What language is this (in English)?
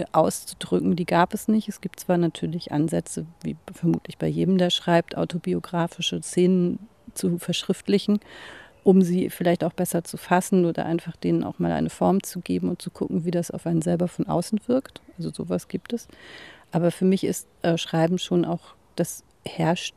German